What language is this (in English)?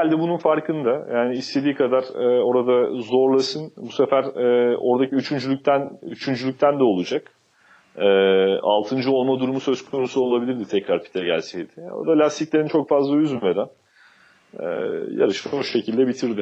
Turkish